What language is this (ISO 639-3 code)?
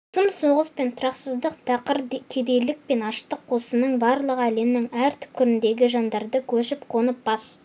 kaz